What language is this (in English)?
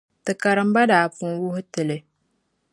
Dagbani